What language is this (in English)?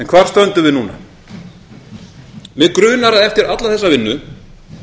Icelandic